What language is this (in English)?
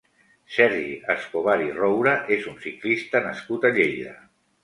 Catalan